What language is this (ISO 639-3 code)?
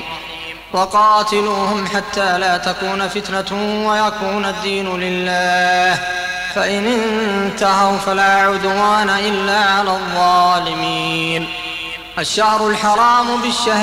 ara